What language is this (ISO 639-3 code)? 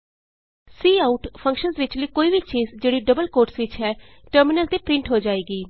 pan